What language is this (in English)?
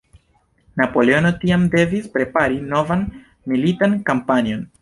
Esperanto